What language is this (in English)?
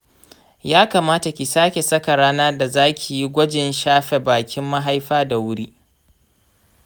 Hausa